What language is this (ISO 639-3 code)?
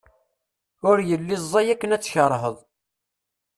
kab